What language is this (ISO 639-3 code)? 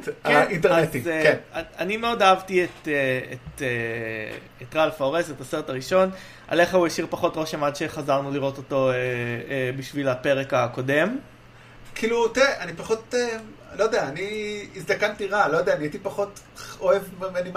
heb